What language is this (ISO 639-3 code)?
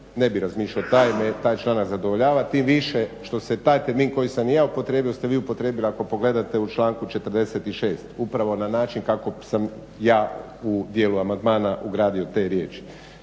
hrv